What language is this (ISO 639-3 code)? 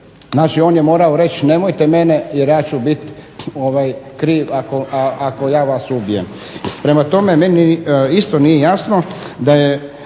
hrv